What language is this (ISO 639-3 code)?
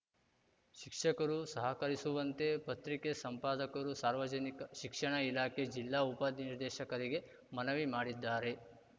kan